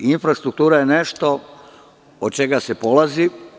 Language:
Serbian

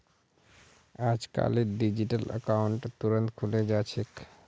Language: Magahi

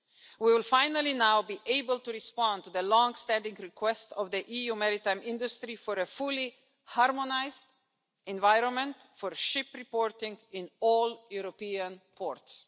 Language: English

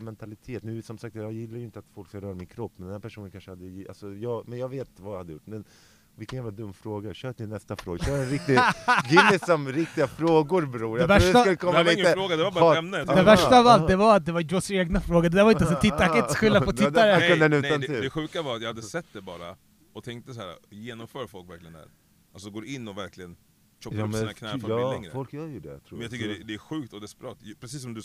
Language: Swedish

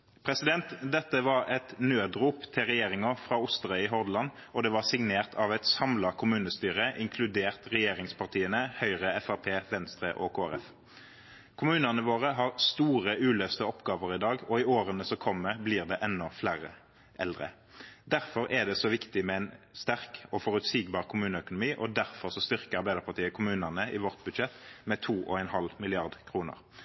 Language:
Norwegian Nynorsk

